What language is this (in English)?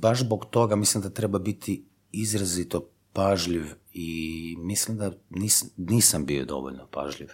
Croatian